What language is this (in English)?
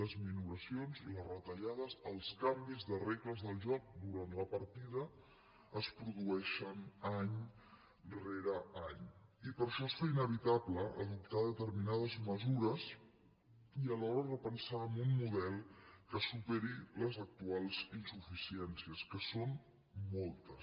Catalan